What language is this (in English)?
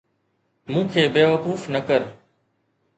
Sindhi